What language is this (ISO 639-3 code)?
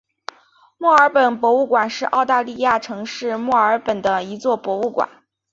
zho